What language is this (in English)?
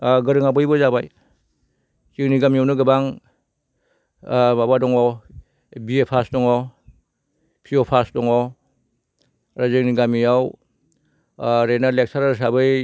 Bodo